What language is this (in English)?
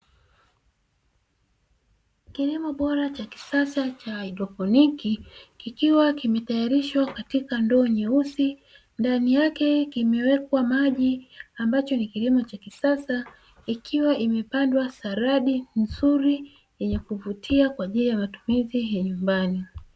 Swahili